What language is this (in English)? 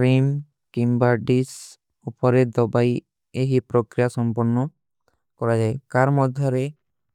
Kui (India)